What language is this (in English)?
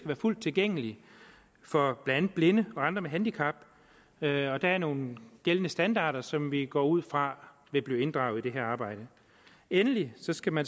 Danish